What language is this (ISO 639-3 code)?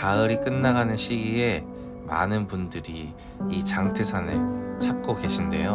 kor